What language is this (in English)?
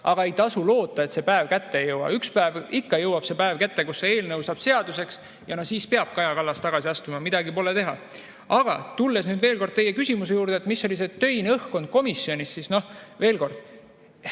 Estonian